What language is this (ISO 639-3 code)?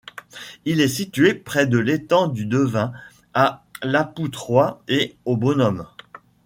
fra